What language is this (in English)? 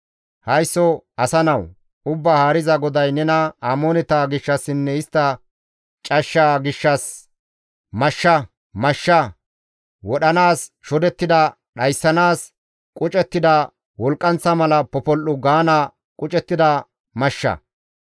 Gamo